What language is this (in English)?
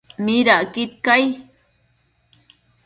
Matsés